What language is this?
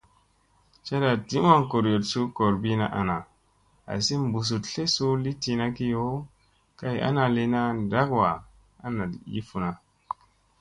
Musey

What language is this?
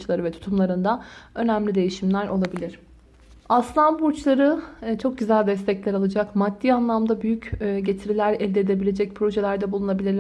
Turkish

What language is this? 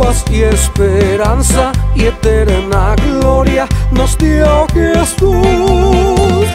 Korean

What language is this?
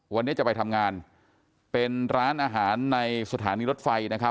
Thai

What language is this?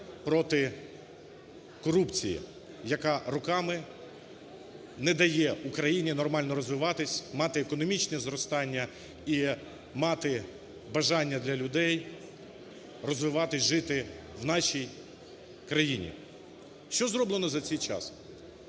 Ukrainian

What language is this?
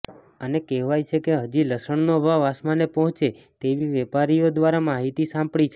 Gujarati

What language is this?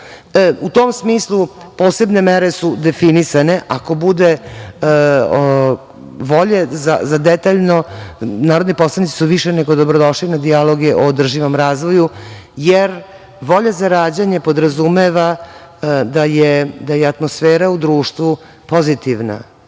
Serbian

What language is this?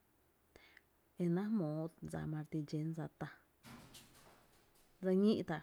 Tepinapa Chinantec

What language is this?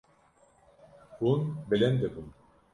Kurdish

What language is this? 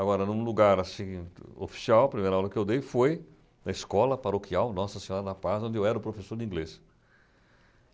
Portuguese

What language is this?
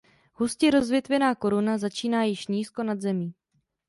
Czech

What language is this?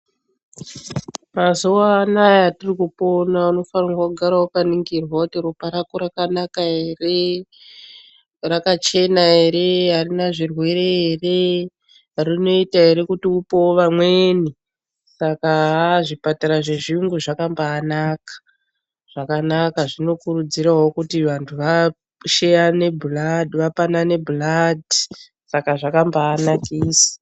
Ndau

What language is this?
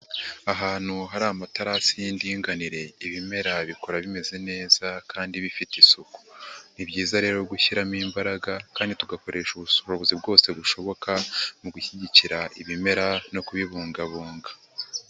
Kinyarwanda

